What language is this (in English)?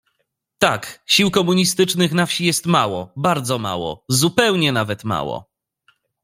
Polish